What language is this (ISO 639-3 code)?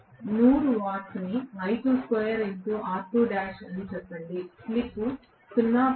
tel